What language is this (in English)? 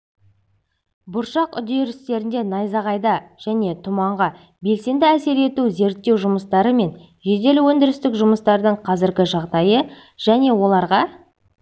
Kazakh